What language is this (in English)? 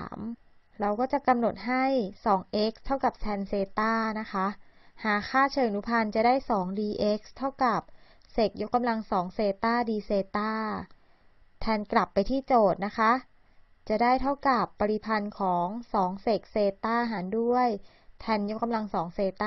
Thai